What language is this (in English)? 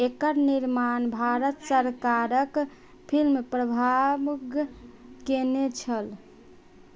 Maithili